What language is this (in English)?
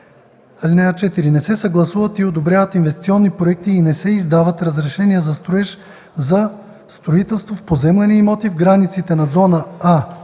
Bulgarian